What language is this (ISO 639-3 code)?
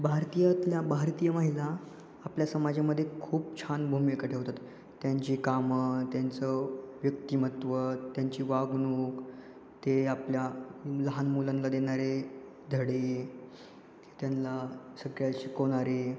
mar